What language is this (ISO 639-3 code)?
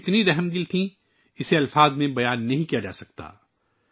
urd